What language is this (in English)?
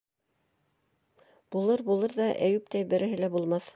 Bashkir